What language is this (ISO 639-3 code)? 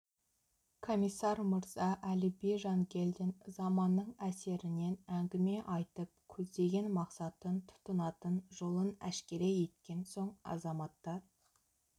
kaz